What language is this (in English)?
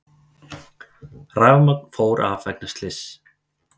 Icelandic